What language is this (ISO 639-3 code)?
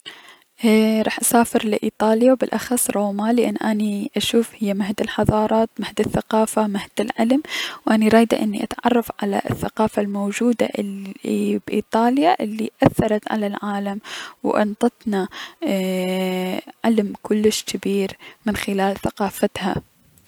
acm